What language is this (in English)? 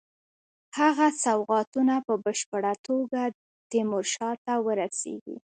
Pashto